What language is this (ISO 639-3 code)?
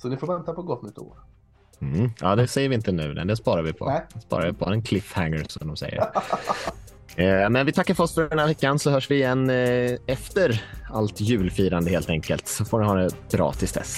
swe